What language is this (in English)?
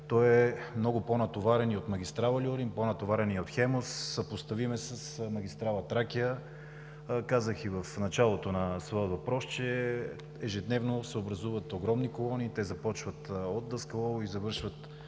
Bulgarian